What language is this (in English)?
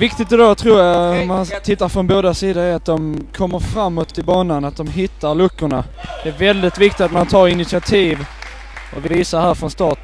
Swedish